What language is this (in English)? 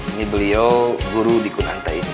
Indonesian